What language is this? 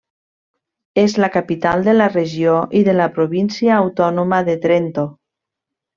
Catalan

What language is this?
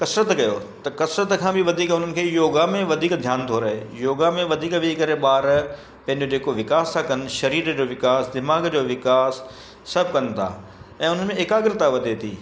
Sindhi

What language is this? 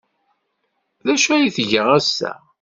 Kabyle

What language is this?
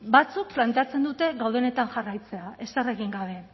Basque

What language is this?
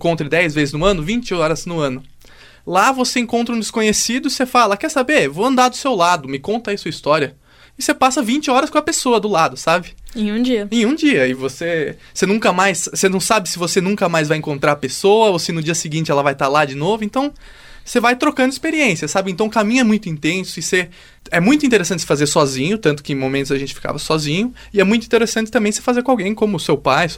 Portuguese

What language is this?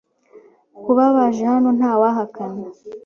Kinyarwanda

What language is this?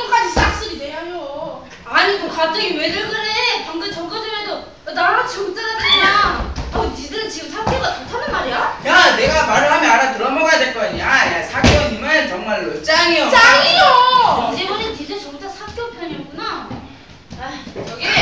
Korean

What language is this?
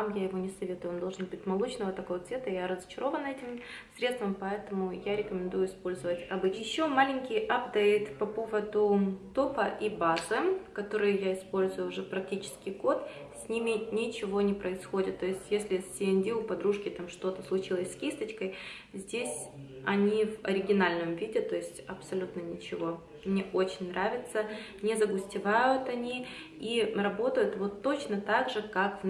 Russian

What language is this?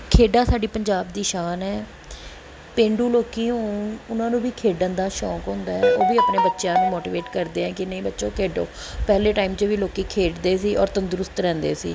Punjabi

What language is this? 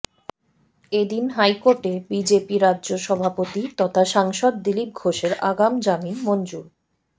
Bangla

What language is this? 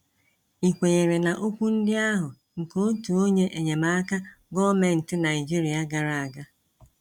Igbo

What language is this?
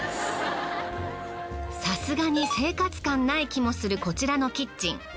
Japanese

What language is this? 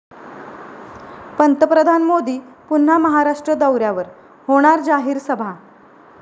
Marathi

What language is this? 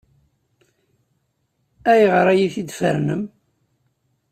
Kabyle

